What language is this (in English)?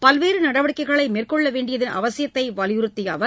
Tamil